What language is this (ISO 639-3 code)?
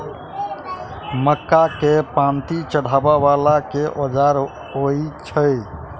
mai